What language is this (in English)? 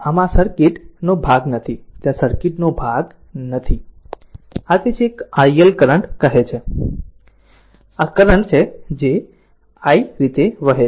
Gujarati